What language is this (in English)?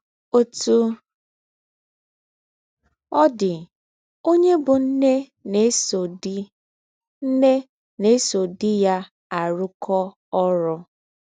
Igbo